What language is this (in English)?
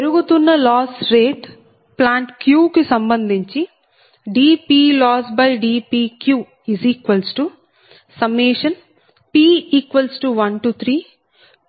Telugu